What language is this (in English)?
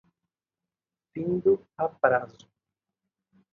Portuguese